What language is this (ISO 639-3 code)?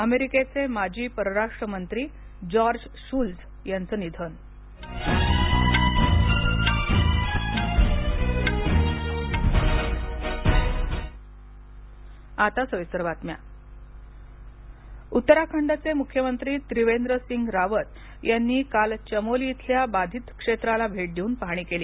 mar